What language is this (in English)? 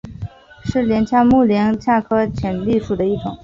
Chinese